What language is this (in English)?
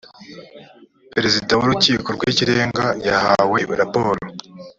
Kinyarwanda